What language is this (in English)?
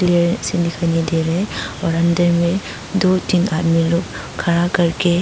Hindi